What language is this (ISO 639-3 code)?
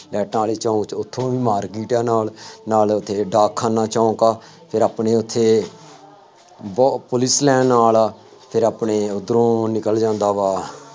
pan